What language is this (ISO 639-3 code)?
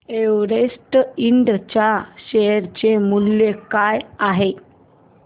mar